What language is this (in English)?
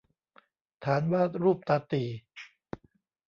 Thai